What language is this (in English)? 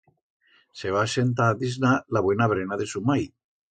Aragonese